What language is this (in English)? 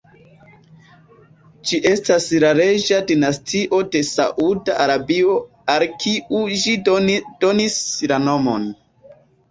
Esperanto